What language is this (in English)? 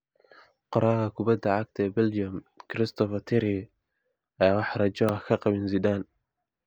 Somali